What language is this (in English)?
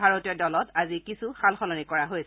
Assamese